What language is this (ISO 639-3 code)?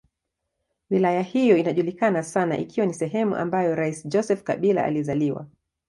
swa